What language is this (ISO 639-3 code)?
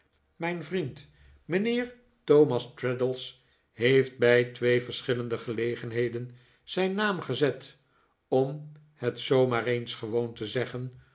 nld